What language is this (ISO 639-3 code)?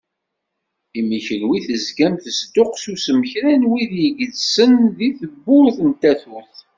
kab